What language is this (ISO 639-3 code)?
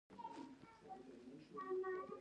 pus